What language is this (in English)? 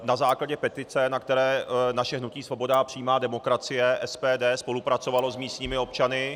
Czech